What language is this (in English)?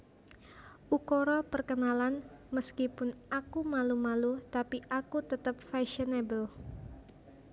Javanese